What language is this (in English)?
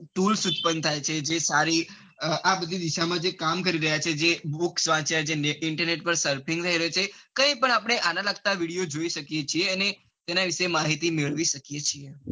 Gujarati